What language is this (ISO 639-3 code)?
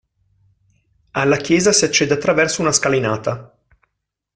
ita